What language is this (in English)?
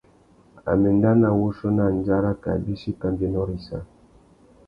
Tuki